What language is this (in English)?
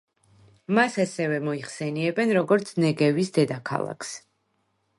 Georgian